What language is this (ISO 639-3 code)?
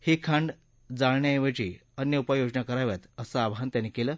mar